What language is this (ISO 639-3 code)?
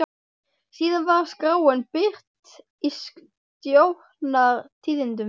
isl